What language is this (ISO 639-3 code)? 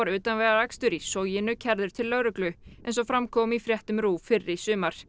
isl